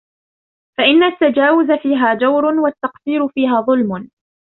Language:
Arabic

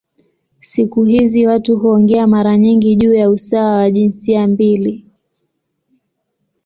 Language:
Swahili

